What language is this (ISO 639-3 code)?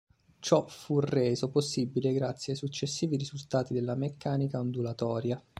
ita